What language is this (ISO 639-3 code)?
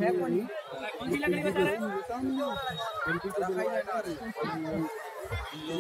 ara